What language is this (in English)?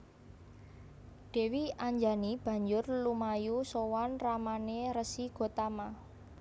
Javanese